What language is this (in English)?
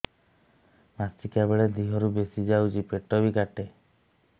Odia